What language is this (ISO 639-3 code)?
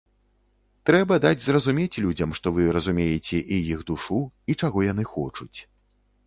bel